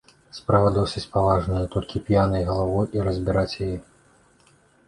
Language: Belarusian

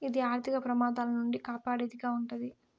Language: Telugu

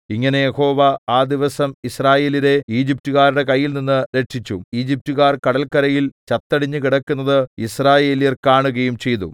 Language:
Malayalam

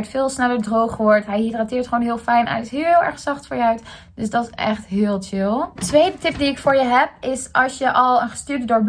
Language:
Dutch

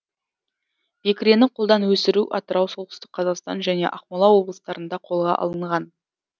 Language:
Kazakh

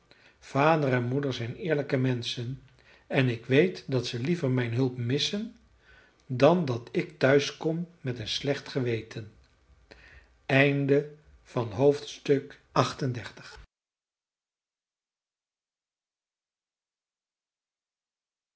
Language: Dutch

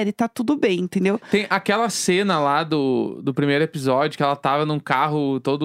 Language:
Portuguese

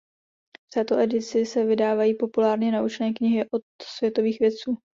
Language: Czech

